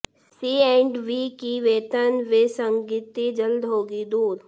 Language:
Hindi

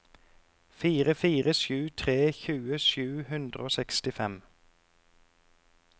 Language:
Norwegian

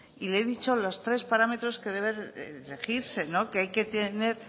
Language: Spanish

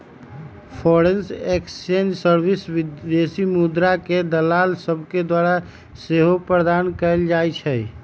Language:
Magahi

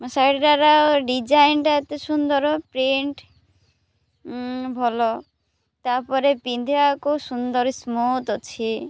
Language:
Odia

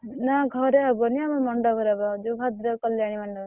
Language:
Odia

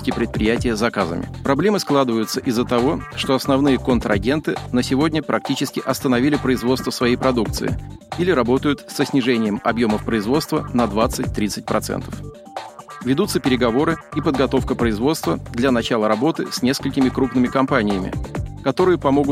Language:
Russian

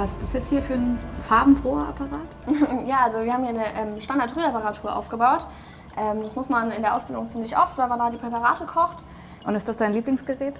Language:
German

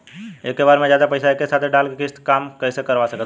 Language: Bhojpuri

